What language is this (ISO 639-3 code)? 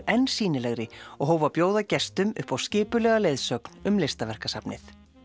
isl